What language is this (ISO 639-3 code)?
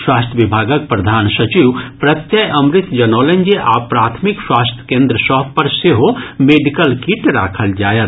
mai